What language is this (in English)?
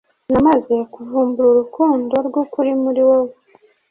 Kinyarwanda